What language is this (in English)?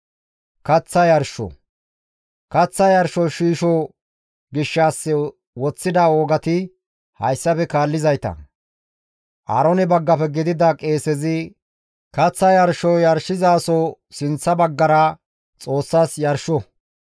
Gamo